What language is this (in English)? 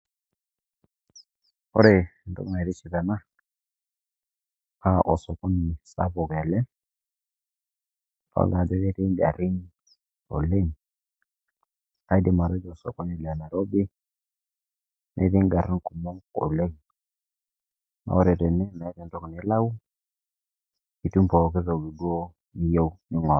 Masai